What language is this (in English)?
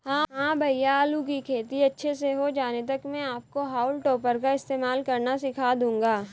Hindi